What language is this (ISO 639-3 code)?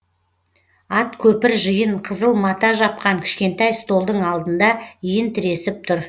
kaz